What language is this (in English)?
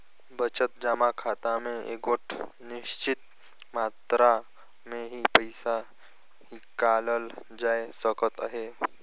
Chhattisgarhi